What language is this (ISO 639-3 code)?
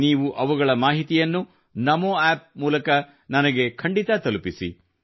kan